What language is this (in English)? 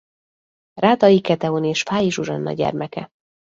Hungarian